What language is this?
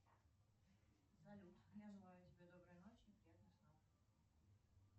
Russian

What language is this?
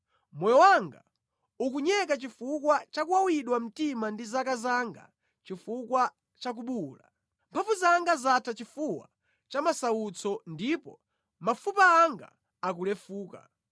Nyanja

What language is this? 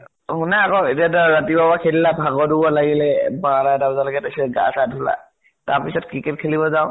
Assamese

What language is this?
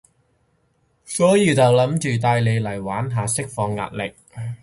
Cantonese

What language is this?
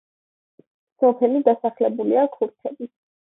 Georgian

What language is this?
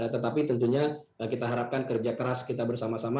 Indonesian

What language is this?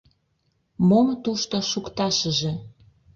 Mari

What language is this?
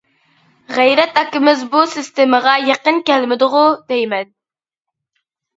Uyghur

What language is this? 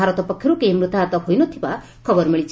Odia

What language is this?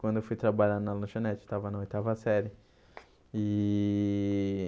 Portuguese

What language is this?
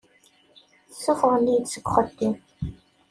Kabyle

